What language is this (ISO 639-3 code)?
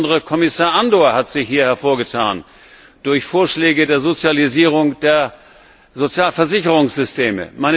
deu